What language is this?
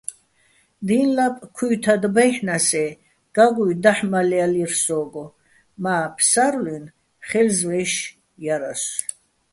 Bats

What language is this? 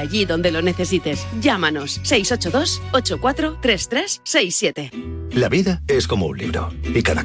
Spanish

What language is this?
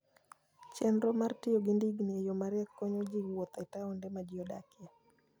Luo (Kenya and Tanzania)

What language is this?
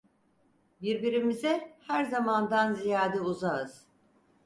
Turkish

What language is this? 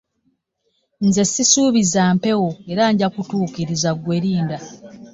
Ganda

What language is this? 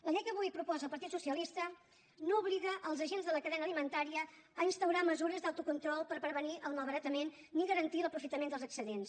Catalan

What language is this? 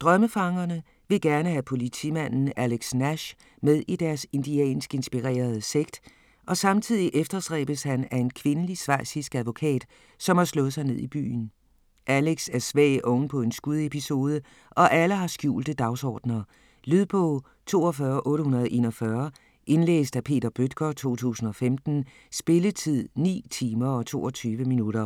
Danish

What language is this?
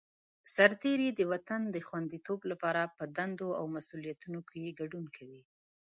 Pashto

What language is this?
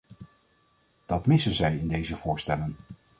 Dutch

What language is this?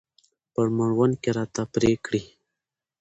Pashto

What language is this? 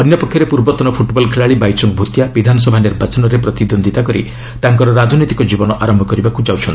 Odia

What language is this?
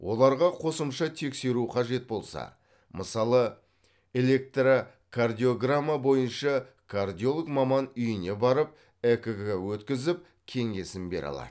Kazakh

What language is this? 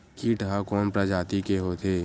Chhattisgarhi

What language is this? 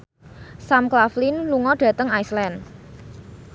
Javanese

